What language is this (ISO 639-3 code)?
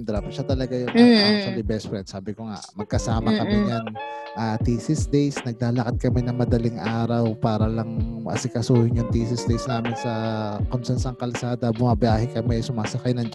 fil